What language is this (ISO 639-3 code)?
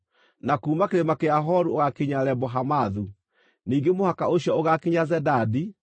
kik